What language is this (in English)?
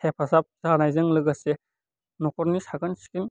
Bodo